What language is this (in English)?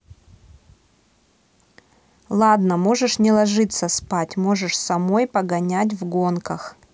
Russian